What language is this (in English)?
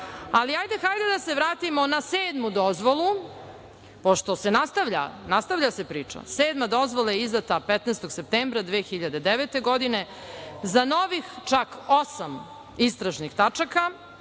Serbian